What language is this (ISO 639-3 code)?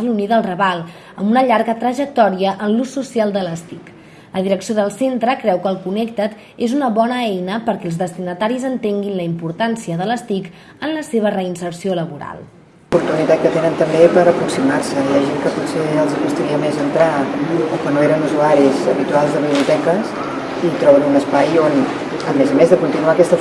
cat